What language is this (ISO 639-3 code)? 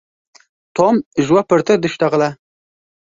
kur